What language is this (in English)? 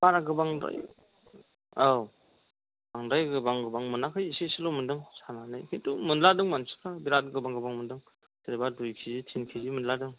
Bodo